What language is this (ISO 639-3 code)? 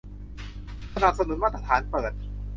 tha